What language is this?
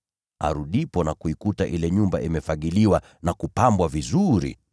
Swahili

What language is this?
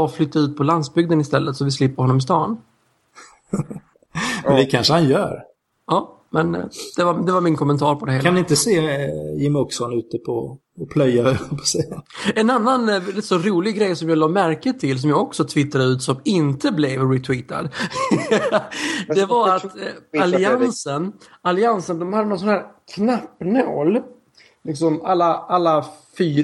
Swedish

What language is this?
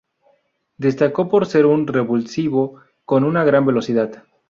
Spanish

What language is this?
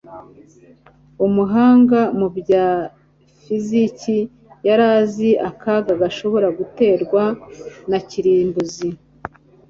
Kinyarwanda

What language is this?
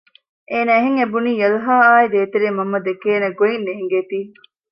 Divehi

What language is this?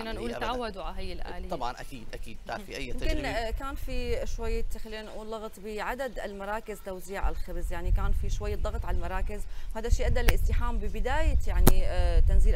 Arabic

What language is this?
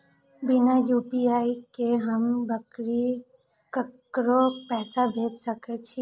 Maithili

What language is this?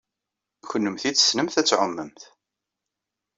Kabyle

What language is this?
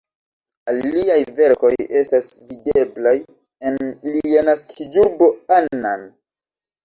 Esperanto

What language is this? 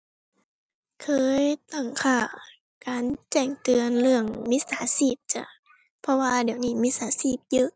Thai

